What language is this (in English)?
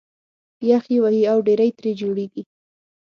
Pashto